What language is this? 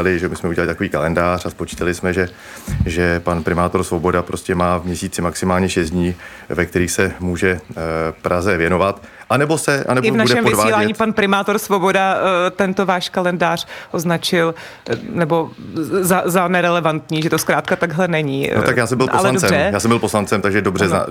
Czech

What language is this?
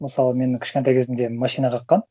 Kazakh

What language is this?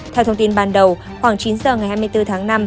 Vietnamese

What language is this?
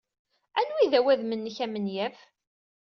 Kabyle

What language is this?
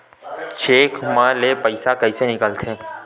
Chhattisgarhi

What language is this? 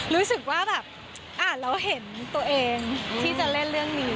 Thai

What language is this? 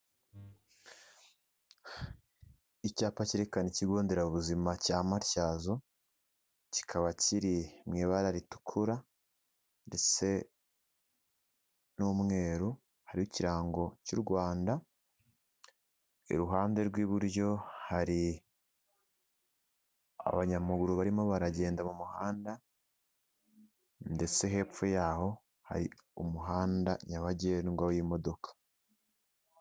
Kinyarwanda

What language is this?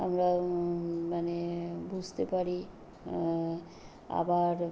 Bangla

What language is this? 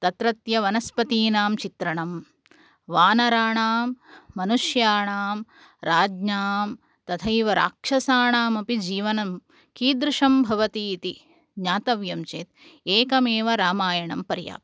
Sanskrit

